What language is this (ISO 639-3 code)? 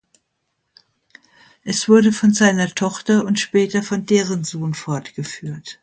deu